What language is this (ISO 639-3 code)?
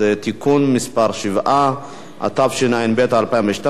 heb